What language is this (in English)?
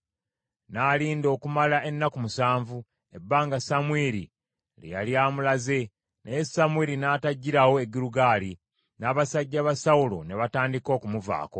Ganda